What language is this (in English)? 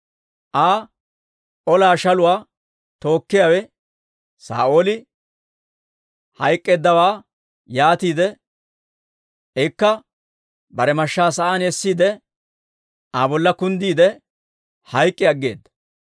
Dawro